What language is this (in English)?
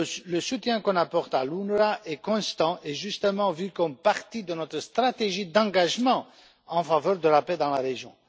French